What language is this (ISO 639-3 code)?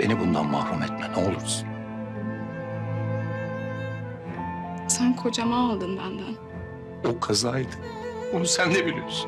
tur